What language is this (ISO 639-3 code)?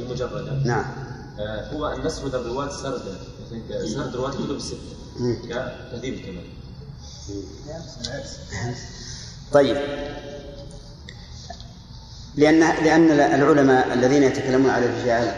ara